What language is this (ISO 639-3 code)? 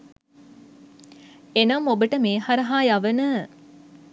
sin